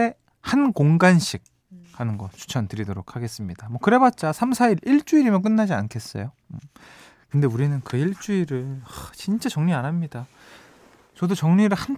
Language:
Korean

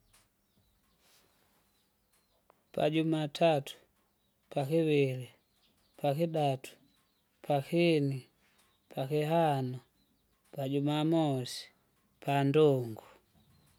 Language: Kinga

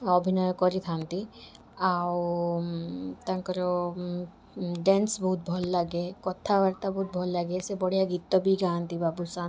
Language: Odia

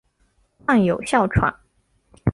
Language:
Chinese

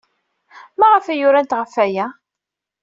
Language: Kabyle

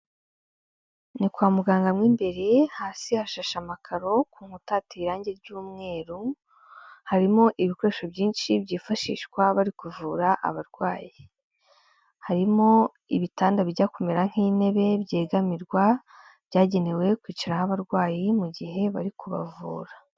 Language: Kinyarwanda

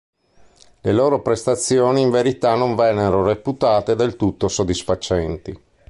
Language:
Italian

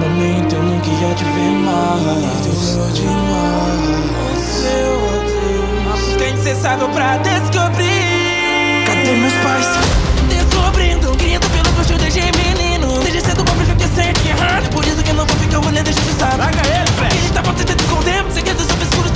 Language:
Portuguese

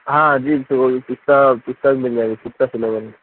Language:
Urdu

